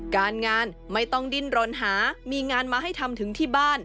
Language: Thai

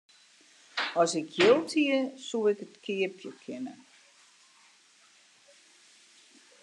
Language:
Western Frisian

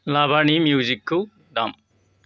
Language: Bodo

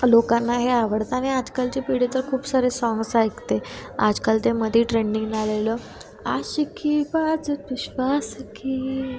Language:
Marathi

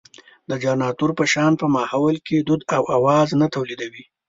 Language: Pashto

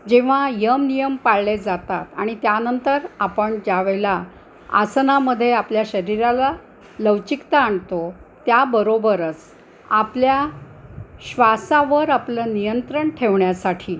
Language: Marathi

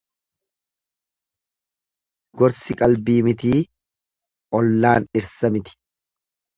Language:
Oromo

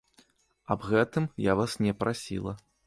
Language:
Belarusian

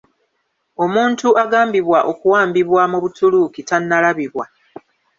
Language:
Ganda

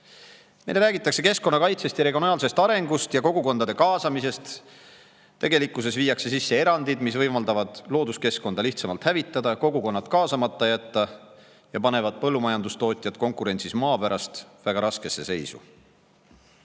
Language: Estonian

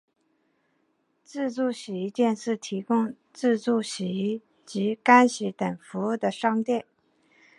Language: Chinese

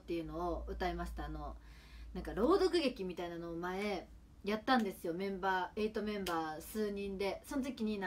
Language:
Japanese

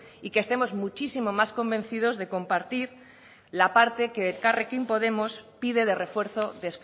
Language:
Spanish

